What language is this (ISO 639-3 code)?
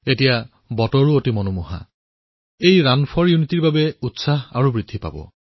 asm